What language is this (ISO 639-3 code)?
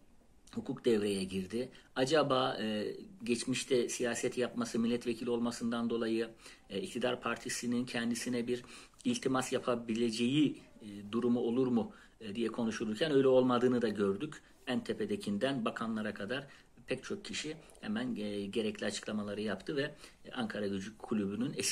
tur